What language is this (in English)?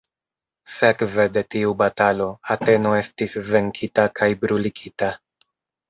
Esperanto